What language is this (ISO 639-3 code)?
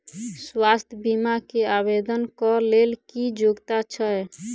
mai